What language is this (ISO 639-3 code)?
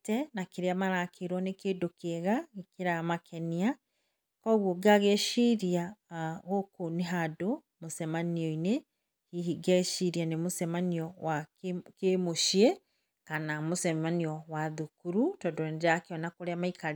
kik